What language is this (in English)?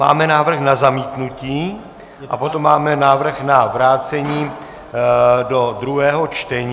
Czech